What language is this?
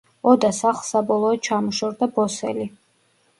Georgian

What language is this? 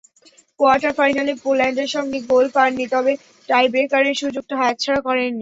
Bangla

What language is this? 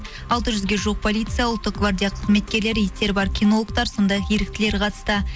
Kazakh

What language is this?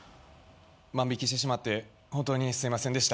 Japanese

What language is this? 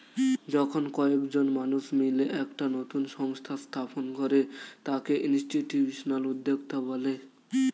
Bangla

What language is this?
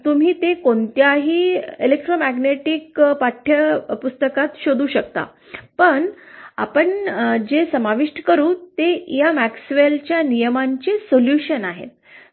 Marathi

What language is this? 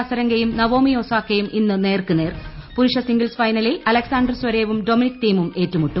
Malayalam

